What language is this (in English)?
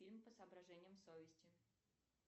Russian